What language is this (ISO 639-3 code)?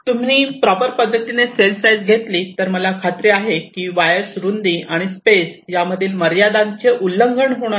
mar